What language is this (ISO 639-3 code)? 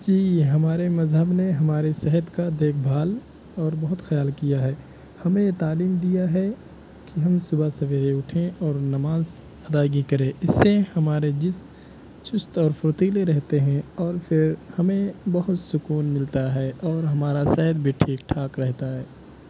urd